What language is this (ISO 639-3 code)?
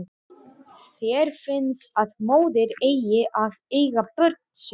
isl